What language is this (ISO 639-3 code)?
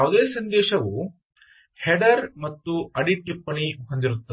kan